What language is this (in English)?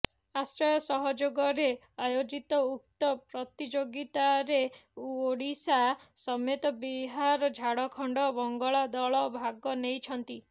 Odia